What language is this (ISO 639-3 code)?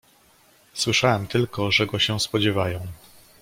pol